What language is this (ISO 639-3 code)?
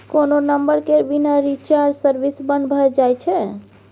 mai